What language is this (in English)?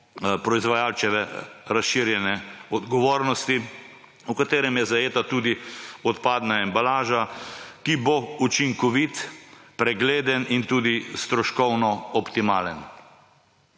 Slovenian